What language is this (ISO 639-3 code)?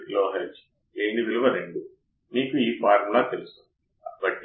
tel